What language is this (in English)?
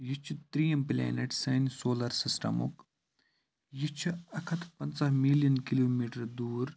Kashmiri